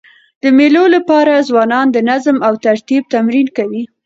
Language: Pashto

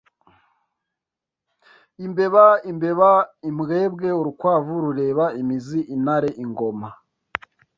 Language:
Kinyarwanda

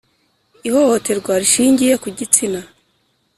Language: Kinyarwanda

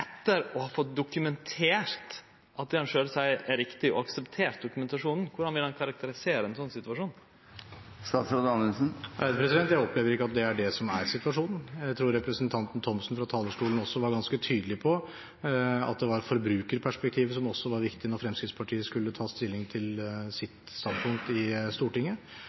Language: Norwegian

